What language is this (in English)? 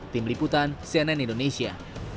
Indonesian